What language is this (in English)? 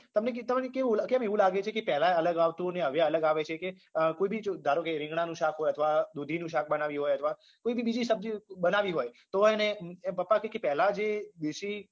Gujarati